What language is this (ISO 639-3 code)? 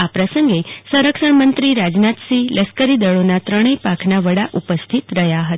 guj